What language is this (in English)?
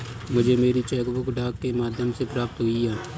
Hindi